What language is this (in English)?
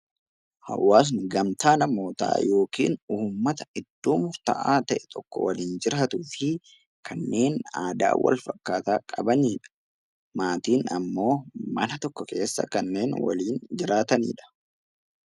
Oromo